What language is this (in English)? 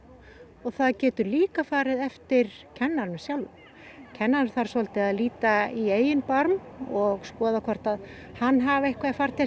Icelandic